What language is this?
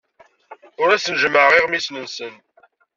Kabyle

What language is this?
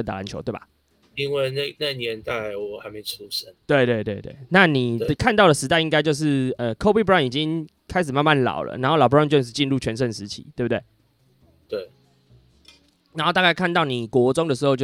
Chinese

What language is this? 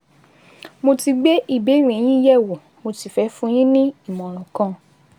Yoruba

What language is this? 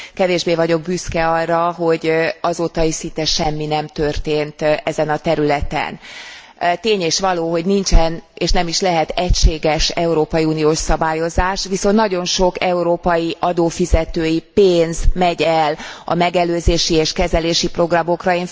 Hungarian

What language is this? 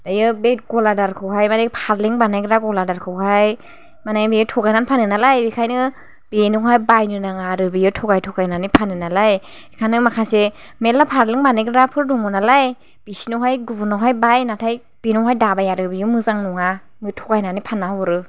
Bodo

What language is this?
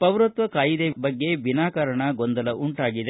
Kannada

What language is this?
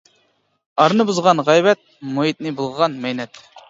Uyghur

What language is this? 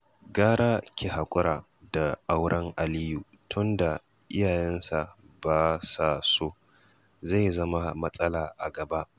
Hausa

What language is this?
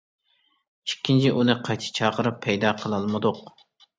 Uyghur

